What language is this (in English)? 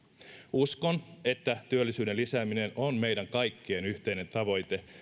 Finnish